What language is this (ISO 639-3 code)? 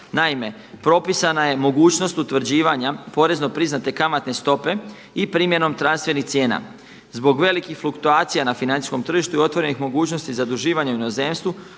hrv